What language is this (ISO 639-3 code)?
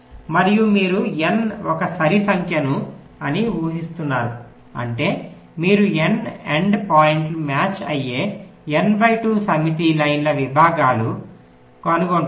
tel